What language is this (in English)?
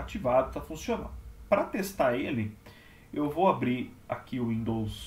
Portuguese